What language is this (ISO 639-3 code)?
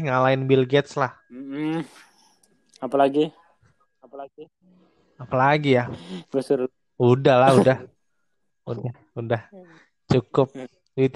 ind